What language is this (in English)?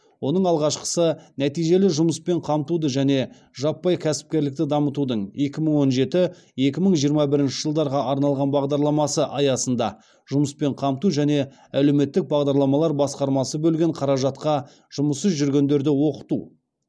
Kazakh